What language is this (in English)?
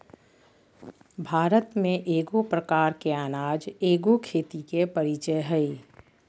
Magahi